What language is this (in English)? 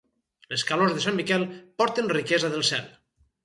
Catalan